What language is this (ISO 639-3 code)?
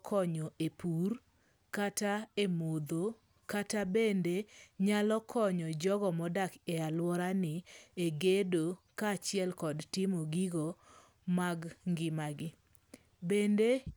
luo